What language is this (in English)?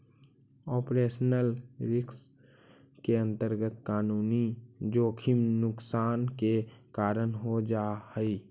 Magahi